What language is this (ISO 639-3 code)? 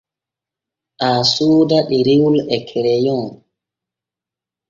fue